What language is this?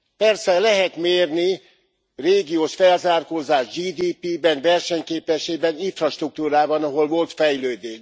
Hungarian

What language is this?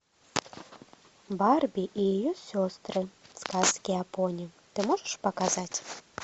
Russian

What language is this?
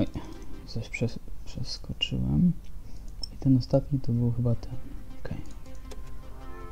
Polish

